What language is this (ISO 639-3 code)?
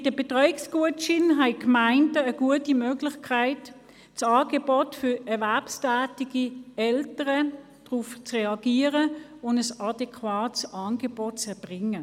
gsw